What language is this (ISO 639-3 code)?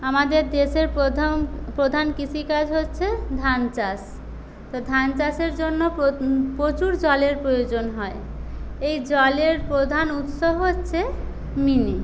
ben